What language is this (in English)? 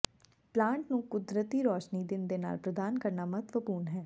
Punjabi